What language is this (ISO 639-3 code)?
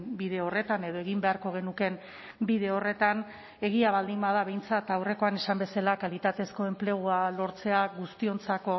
eus